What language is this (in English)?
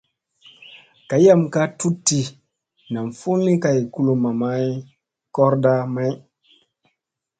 Musey